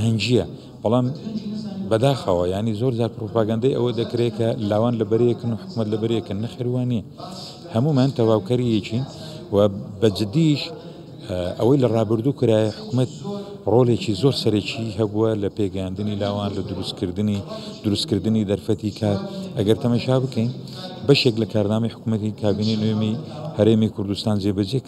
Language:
Arabic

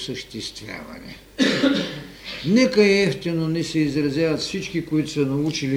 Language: Bulgarian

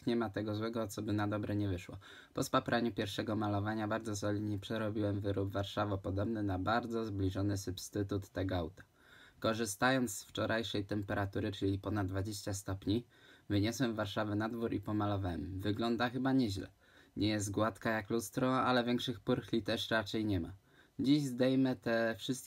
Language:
Polish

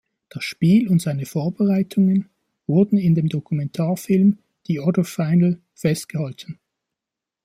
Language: German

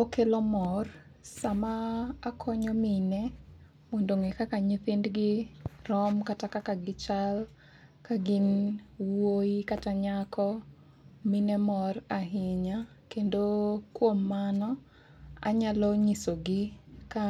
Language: Luo (Kenya and Tanzania)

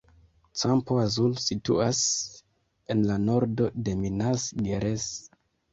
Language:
Esperanto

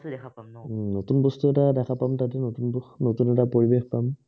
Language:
Assamese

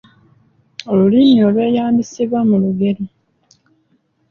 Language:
Ganda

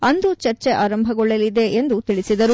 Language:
Kannada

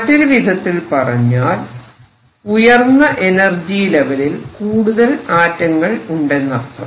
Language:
Malayalam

